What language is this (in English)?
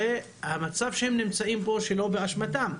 Hebrew